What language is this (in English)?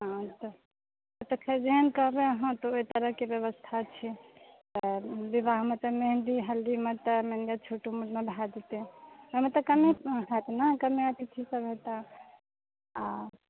Maithili